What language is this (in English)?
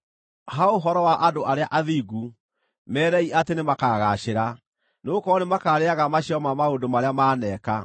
Kikuyu